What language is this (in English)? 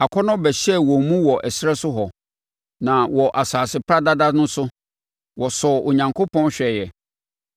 Akan